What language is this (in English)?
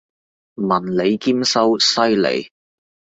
Cantonese